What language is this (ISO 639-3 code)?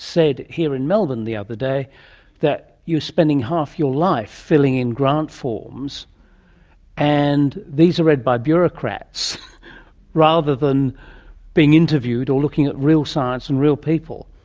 eng